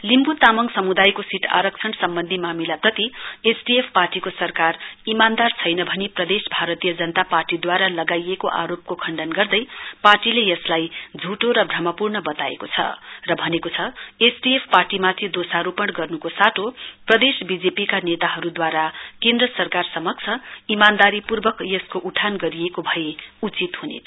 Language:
Nepali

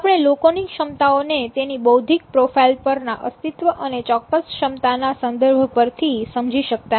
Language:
Gujarati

